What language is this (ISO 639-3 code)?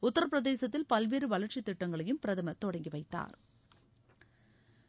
tam